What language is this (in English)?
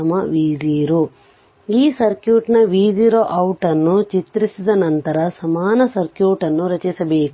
Kannada